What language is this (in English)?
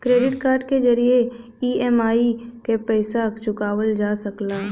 Bhojpuri